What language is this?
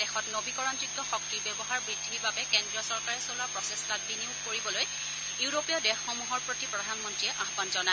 Assamese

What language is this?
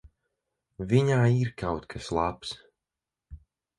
Latvian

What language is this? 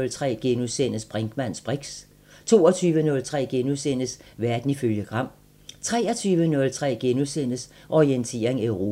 Danish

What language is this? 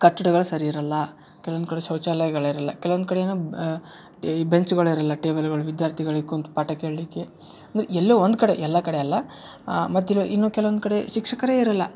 Kannada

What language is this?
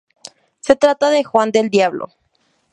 Spanish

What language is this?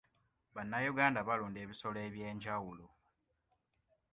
Ganda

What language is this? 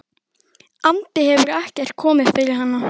Icelandic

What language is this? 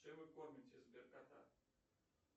Russian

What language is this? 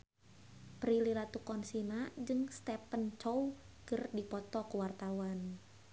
Sundanese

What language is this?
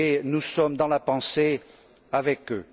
French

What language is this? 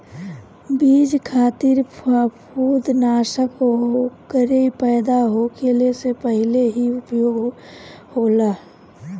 Bhojpuri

